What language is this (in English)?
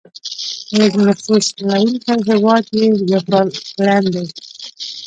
Pashto